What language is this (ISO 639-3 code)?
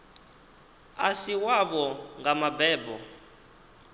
ven